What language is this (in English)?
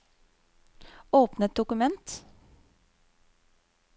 Norwegian